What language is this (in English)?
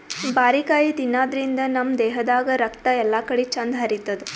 Kannada